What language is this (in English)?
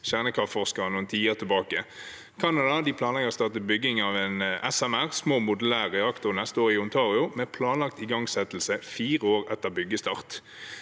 Norwegian